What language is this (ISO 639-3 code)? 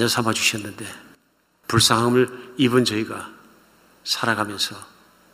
kor